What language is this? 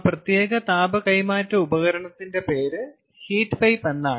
Malayalam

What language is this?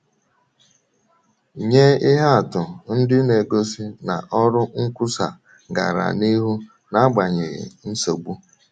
Igbo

